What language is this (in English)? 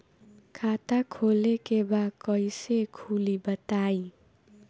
Bhojpuri